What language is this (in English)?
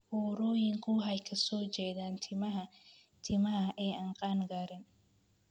Somali